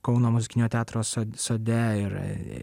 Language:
Lithuanian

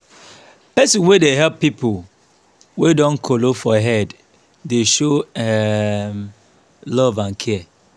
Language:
Nigerian Pidgin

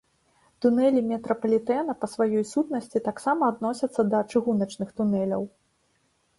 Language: Belarusian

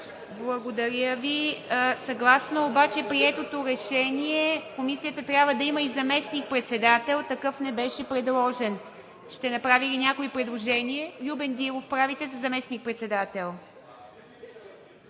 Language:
Bulgarian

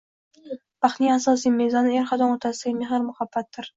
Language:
Uzbek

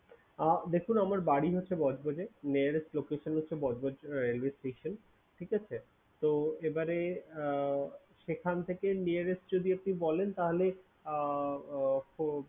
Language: Bangla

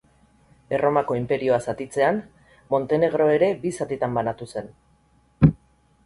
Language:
Basque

